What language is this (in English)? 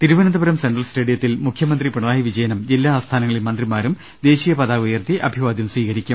Malayalam